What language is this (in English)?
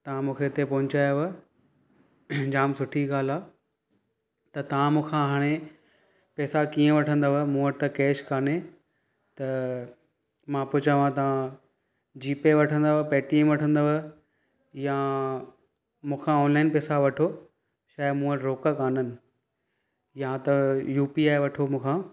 Sindhi